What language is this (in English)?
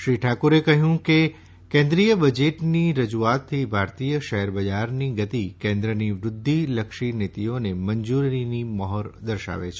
Gujarati